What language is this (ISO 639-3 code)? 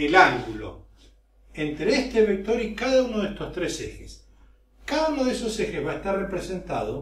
spa